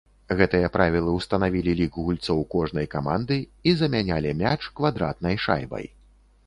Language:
Belarusian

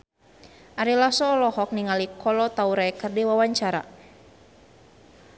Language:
Sundanese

